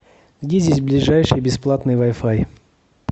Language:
Russian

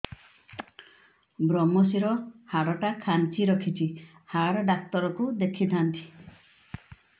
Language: Odia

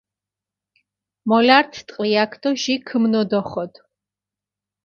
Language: Mingrelian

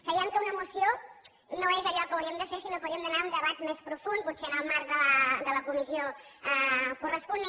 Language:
Catalan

